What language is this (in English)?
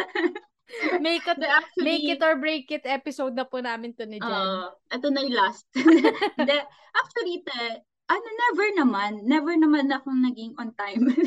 Filipino